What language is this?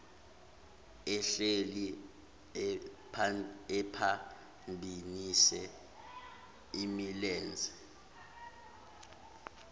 Zulu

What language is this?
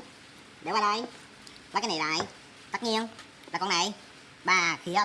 Vietnamese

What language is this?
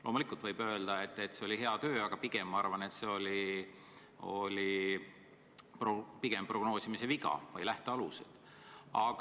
Estonian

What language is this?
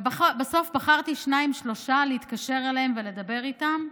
Hebrew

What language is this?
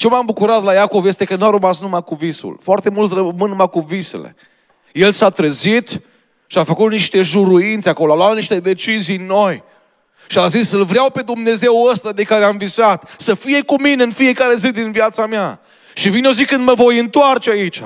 Romanian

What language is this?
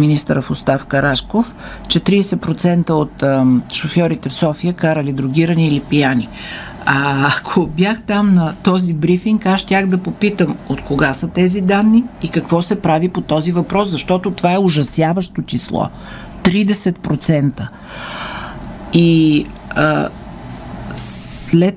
Bulgarian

